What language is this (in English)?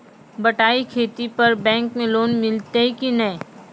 Maithili